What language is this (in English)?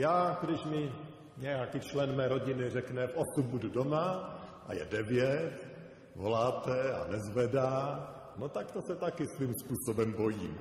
Czech